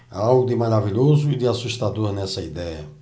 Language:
Portuguese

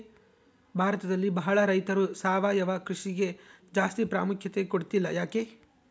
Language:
Kannada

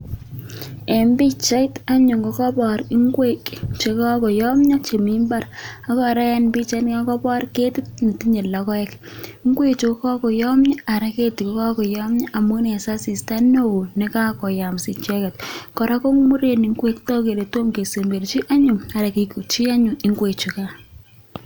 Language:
Kalenjin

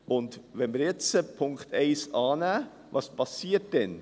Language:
Swiss German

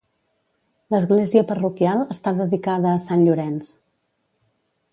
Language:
Catalan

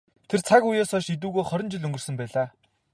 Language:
Mongolian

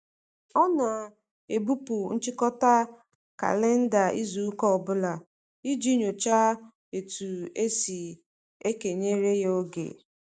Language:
Igbo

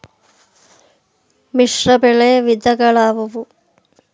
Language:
Kannada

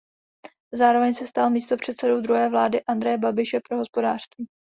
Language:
Czech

